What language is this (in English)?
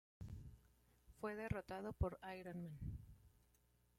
Spanish